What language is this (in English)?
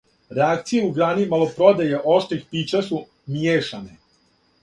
Serbian